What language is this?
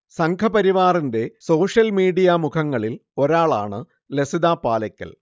Malayalam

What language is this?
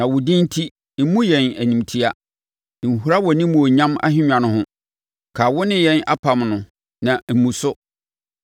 Akan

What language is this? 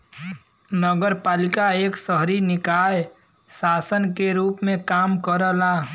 Bhojpuri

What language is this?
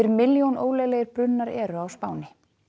Icelandic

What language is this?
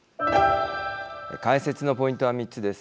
Japanese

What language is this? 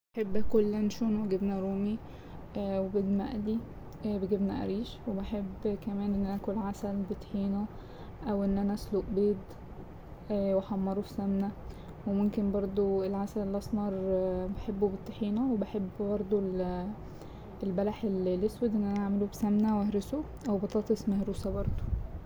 Egyptian Arabic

